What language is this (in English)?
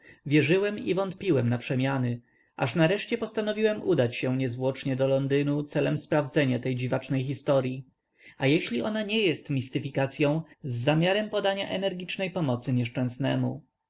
Polish